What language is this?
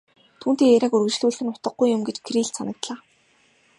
Mongolian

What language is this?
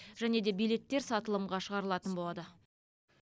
Kazakh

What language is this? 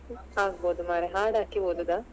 Kannada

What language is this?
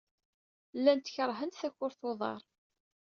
Kabyle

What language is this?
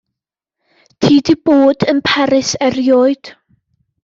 Welsh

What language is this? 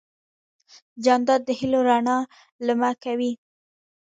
Pashto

